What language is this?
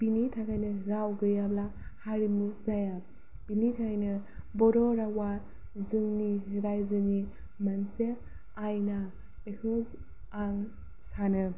Bodo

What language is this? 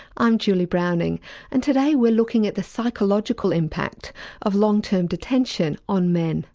English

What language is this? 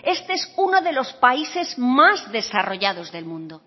Spanish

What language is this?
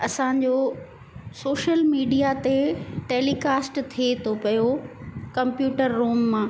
Sindhi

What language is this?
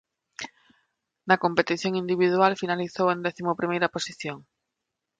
Galician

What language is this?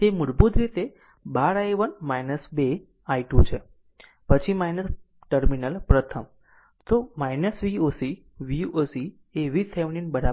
Gujarati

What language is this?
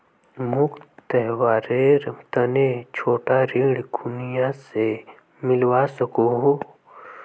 Magahi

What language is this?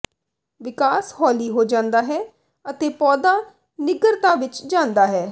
Punjabi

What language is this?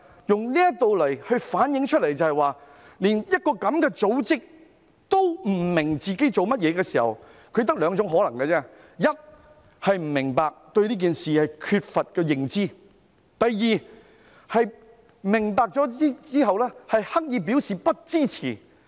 Cantonese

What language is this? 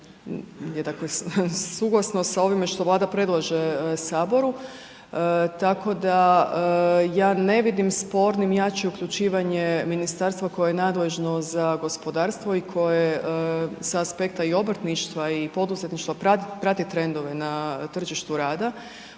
Croatian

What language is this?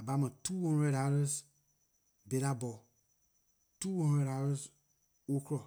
Liberian English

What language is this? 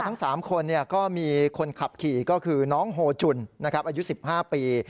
Thai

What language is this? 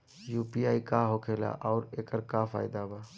Bhojpuri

